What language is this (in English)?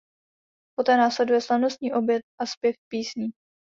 Czech